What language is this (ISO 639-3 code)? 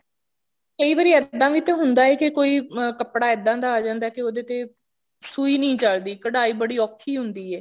pan